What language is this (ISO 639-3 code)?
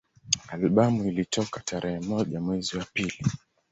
swa